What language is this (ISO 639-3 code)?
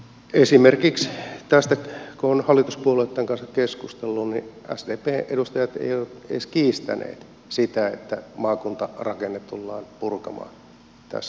fin